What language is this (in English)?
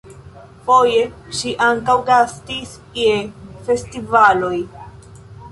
Esperanto